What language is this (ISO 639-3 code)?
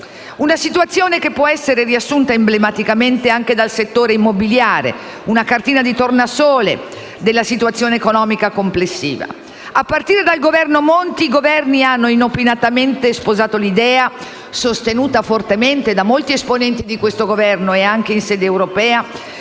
ita